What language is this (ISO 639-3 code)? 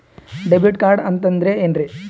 kan